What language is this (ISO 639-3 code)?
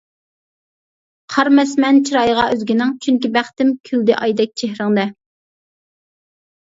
uig